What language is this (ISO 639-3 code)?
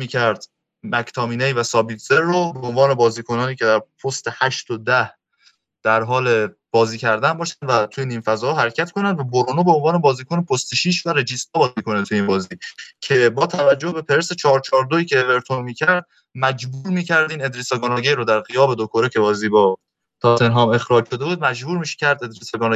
fas